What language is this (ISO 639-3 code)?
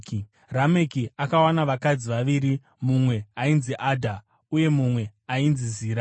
sna